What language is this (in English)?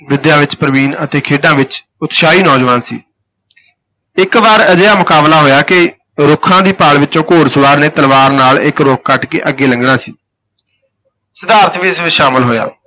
Punjabi